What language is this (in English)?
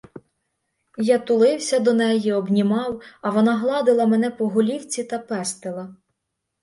Ukrainian